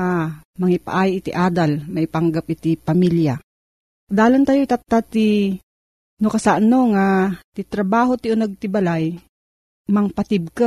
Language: Filipino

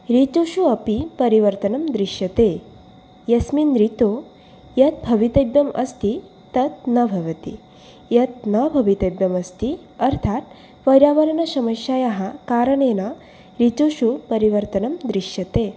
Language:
Sanskrit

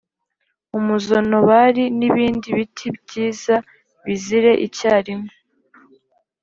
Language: Kinyarwanda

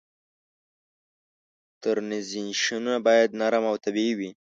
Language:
Pashto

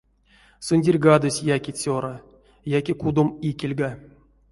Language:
Erzya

